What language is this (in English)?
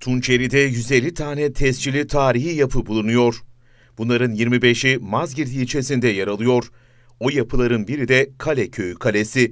Turkish